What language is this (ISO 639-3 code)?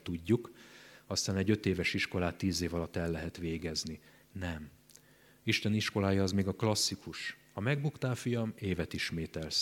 hun